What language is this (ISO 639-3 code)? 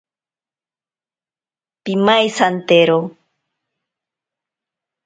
prq